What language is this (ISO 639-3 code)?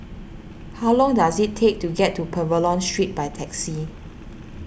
eng